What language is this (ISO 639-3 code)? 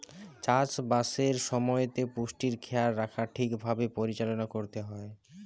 ben